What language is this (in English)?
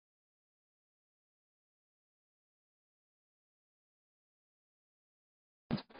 Punjabi